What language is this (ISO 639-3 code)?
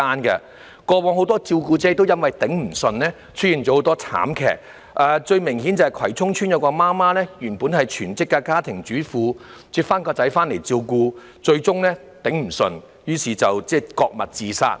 yue